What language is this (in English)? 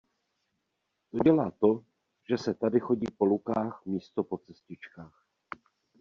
Czech